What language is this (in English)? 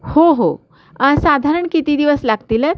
Marathi